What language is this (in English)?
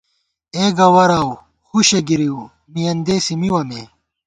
Gawar-Bati